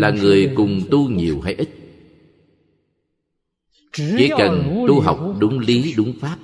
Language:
Vietnamese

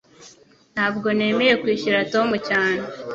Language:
Kinyarwanda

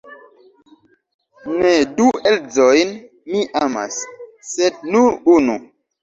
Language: Esperanto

